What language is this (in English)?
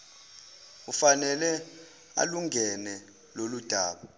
Zulu